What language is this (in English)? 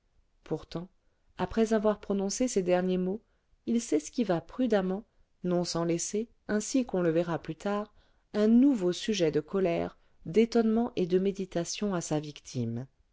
French